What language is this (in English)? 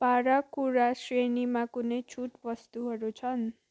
Nepali